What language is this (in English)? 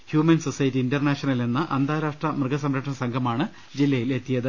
Malayalam